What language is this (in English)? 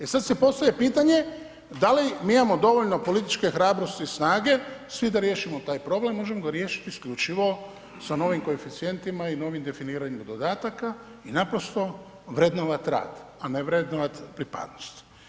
Croatian